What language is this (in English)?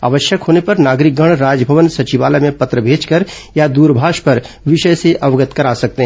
Hindi